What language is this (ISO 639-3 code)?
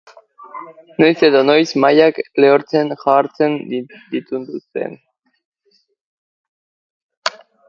eus